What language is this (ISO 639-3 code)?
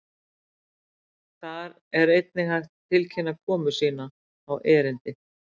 isl